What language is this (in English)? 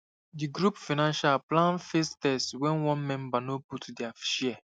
Nigerian Pidgin